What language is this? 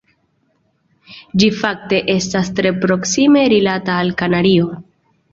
Esperanto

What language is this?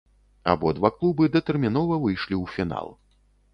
Belarusian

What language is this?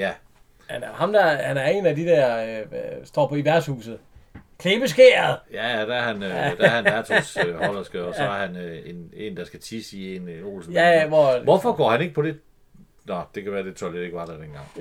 Danish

